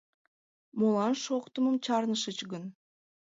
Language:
Mari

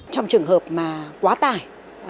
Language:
Vietnamese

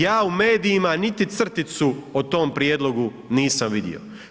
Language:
Croatian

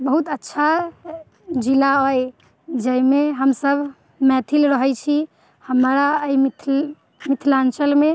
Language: Maithili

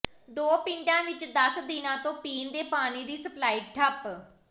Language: Punjabi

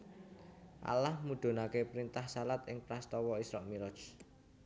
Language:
Javanese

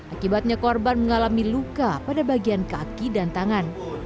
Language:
Indonesian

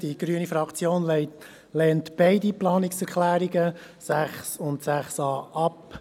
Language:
Swiss German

